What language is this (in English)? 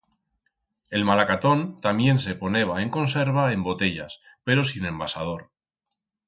Aragonese